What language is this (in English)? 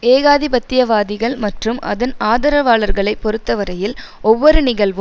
Tamil